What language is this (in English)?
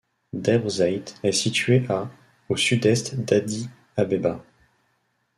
French